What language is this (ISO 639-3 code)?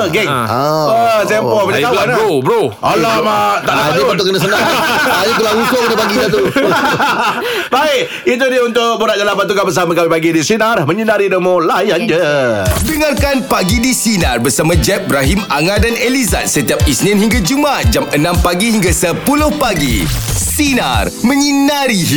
msa